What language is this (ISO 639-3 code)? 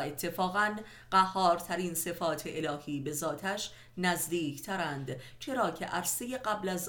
fas